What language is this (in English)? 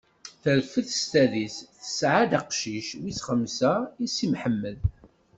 Kabyle